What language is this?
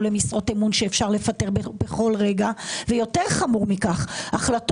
Hebrew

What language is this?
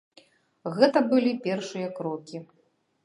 Belarusian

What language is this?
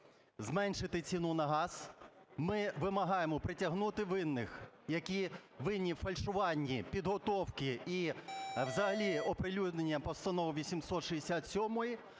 Ukrainian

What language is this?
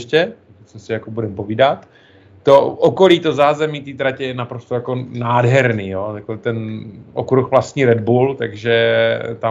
Czech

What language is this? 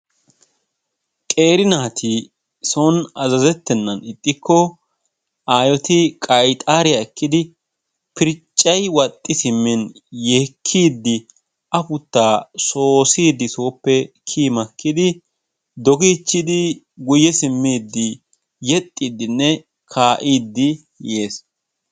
Wolaytta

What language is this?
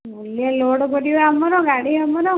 Odia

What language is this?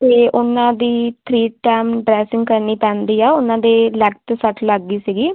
Punjabi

